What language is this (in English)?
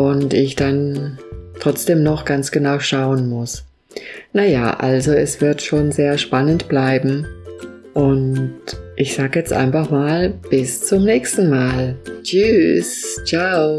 German